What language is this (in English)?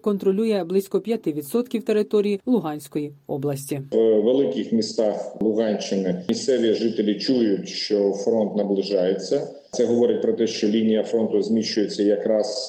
Ukrainian